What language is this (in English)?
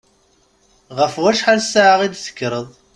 Kabyle